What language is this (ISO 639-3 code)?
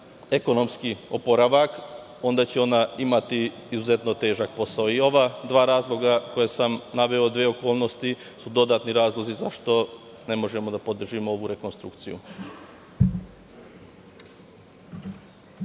srp